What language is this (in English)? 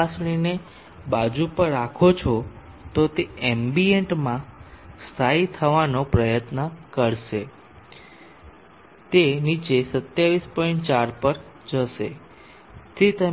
Gujarati